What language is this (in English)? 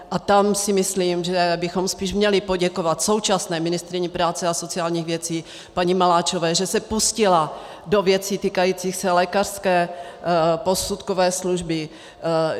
Czech